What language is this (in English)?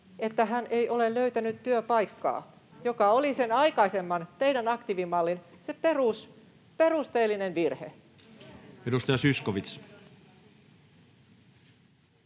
Finnish